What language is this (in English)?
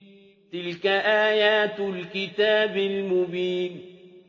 Arabic